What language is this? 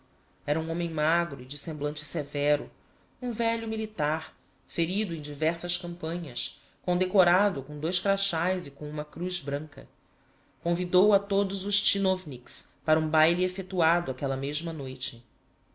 Portuguese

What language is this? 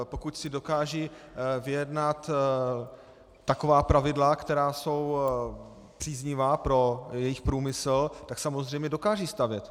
Czech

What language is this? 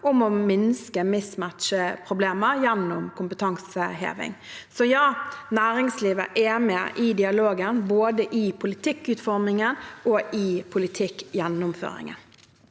Norwegian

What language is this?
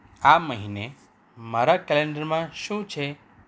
Gujarati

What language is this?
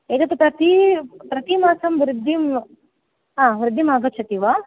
Sanskrit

